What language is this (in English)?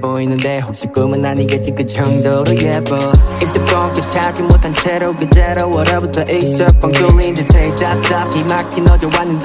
Dutch